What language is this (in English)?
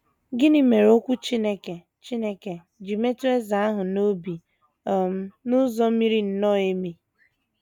Igbo